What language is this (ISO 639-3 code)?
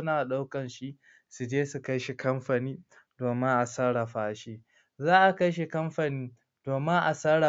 hau